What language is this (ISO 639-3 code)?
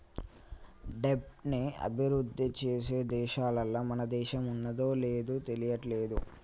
tel